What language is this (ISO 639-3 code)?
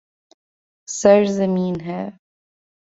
urd